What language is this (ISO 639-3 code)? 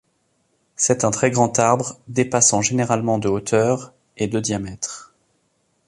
fra